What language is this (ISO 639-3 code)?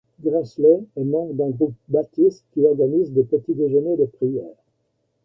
fra